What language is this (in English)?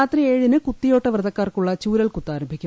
Malayalam